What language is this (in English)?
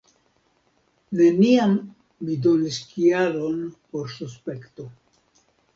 Esperanto